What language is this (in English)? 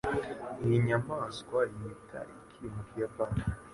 Kinyarwanda